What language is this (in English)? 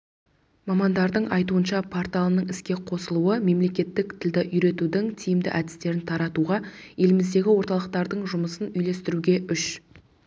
Kazakh